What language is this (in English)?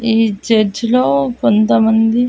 Telugu